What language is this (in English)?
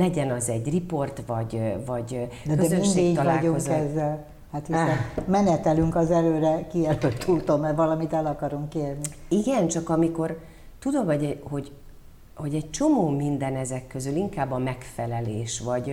Hungarian